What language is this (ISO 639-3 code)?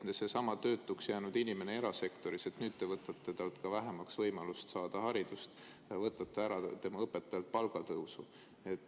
est